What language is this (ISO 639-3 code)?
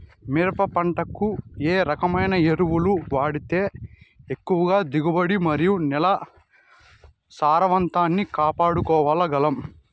tel